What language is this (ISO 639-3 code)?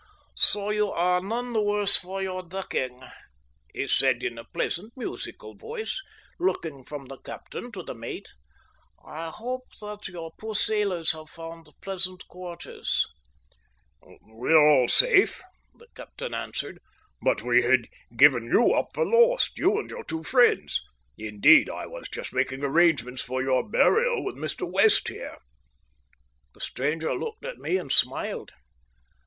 eng